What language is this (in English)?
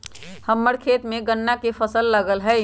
Magahi